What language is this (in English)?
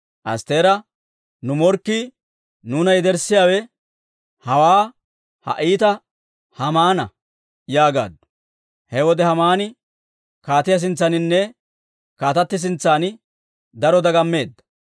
Dawro